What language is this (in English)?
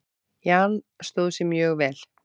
Icelandic